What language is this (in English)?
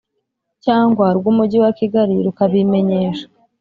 Kinyarwanda